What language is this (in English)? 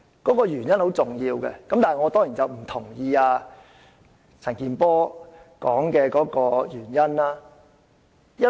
Cantonese